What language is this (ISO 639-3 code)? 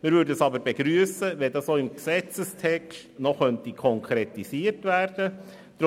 gsw